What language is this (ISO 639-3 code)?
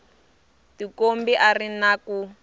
tso